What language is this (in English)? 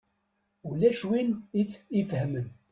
Kabyle